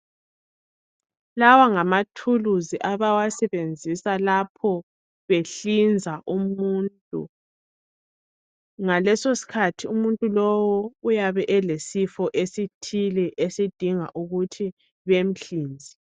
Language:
North Ndebele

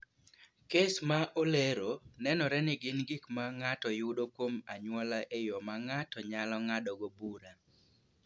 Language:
Luo (Kenya and Tanzania)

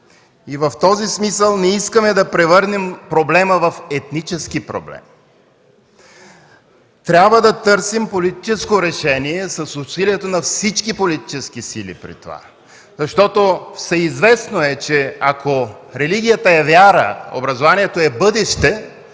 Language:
Bulgarian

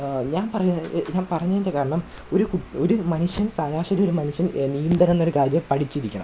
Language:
Malayalam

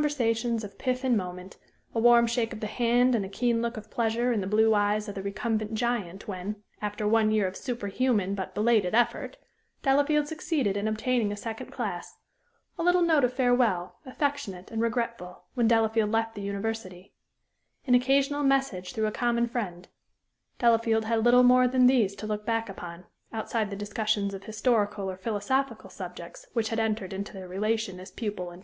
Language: English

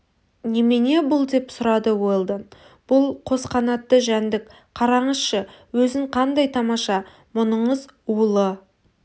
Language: Kazakh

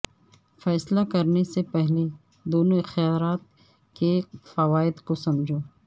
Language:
Urdu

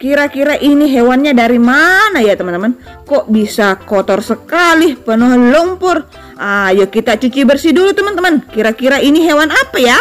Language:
Indonesian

